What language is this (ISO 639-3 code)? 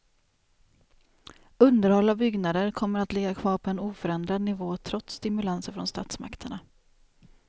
swe